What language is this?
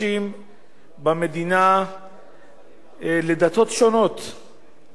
Hebrew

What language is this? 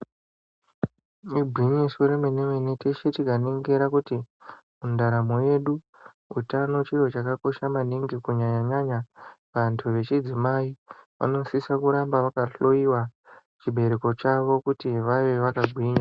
Ndau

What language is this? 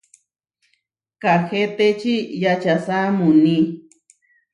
Huarijio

